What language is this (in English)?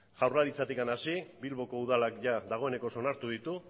Basque